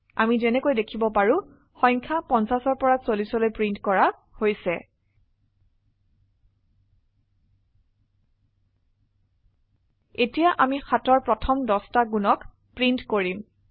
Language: Assamese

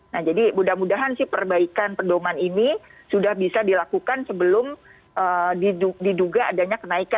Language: Indonesian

